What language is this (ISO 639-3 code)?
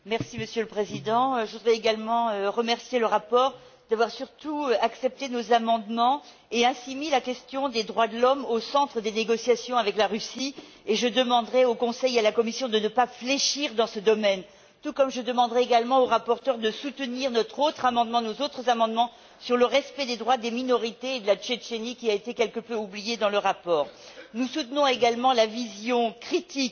fra